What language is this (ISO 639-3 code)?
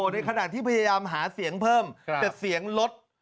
tha